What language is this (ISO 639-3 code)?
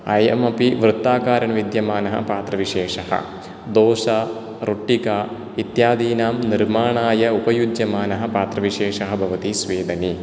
san